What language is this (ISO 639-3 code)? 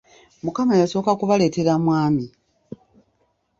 lug